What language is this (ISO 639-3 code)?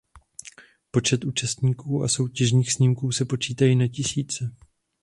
ces